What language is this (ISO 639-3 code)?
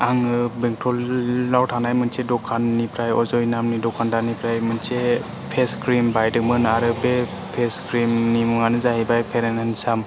brx